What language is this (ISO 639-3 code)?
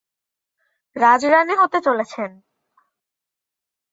ben